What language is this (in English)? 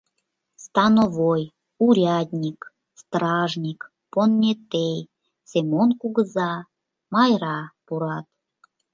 Mari